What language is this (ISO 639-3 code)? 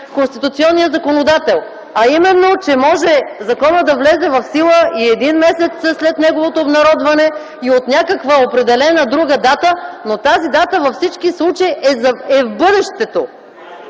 bul